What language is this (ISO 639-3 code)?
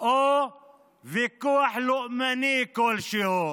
heb